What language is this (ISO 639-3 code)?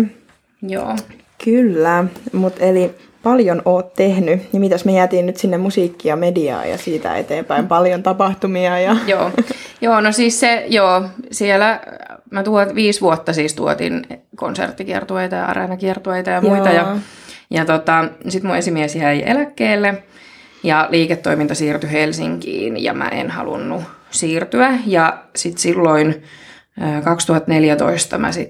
fin